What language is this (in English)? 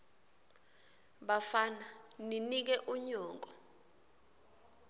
Swati